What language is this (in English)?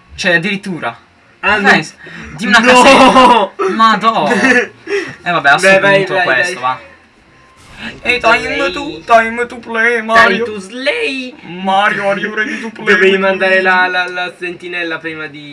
Italian